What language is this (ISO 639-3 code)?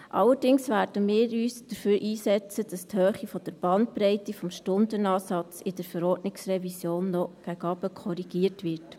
gsw